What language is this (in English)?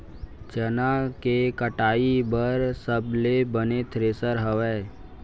Chhattisgarhi